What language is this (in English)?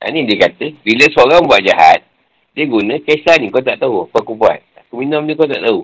Malay